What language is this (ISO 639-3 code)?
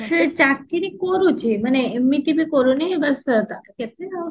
ori